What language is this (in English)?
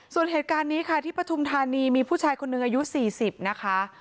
Thai